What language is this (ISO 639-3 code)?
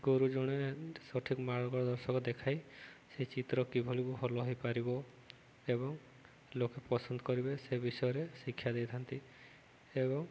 ori